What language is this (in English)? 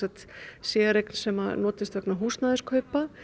Icelandic